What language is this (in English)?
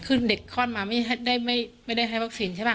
Thai